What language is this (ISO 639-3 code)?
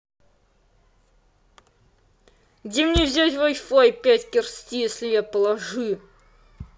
rus